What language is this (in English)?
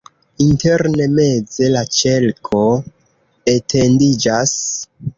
Esperanto